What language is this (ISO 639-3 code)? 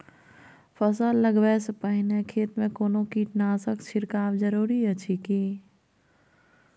mai